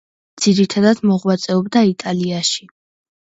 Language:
Georgian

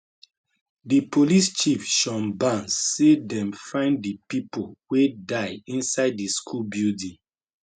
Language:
Nigerian Pidgin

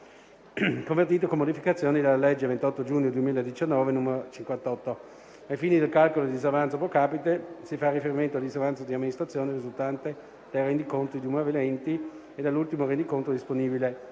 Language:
Italian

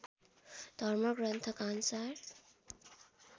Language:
Nepali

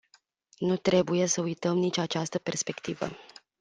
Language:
Romanian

